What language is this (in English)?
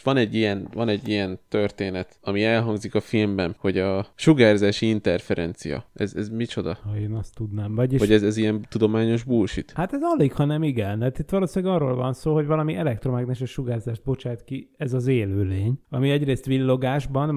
Hungarian